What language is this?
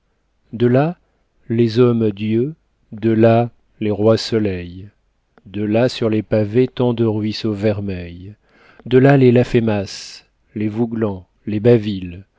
French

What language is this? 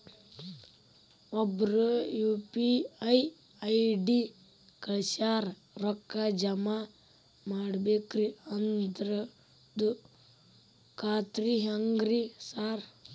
Kannada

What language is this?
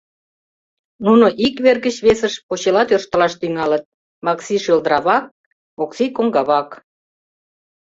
Mari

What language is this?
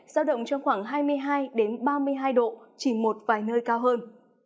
Vietnamese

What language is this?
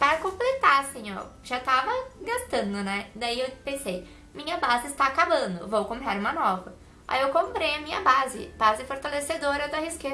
Portuguese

